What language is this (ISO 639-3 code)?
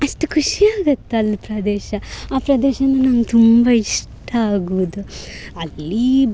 kan